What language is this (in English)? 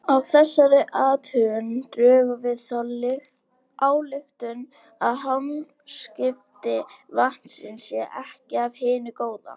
Icelandic